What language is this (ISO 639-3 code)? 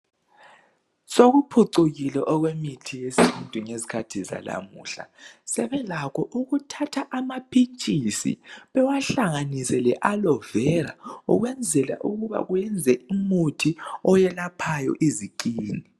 nde